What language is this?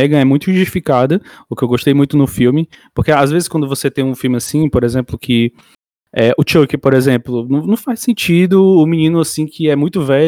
Portuguese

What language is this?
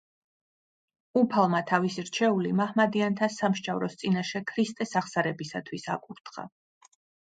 Georgian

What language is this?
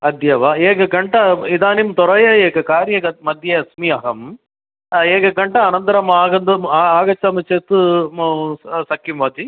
Sanskrit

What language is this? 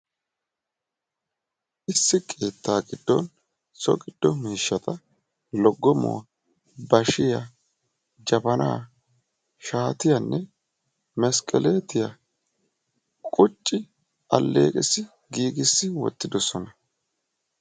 Wolaytta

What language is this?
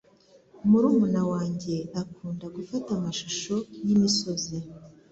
Kinyarwanda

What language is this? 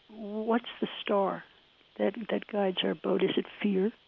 English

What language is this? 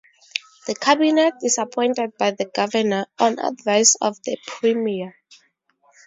English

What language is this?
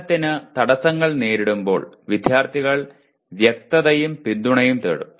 Malayalam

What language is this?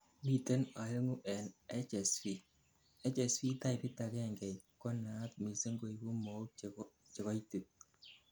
Kalenjin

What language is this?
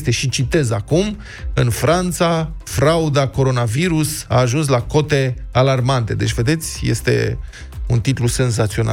Romanian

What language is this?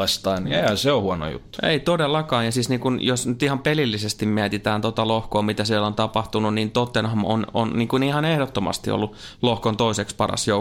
Finnish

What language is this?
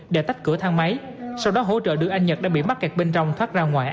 Vietnamese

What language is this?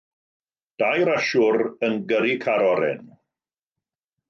Welsh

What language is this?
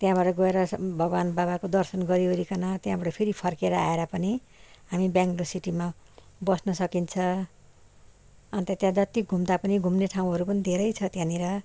Nepali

